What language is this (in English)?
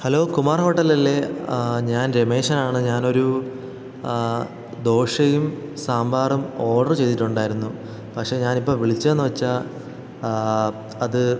Malayalam